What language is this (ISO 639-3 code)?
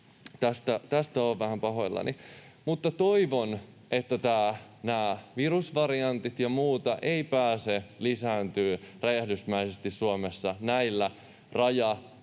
fin